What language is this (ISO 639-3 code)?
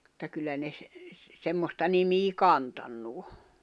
fin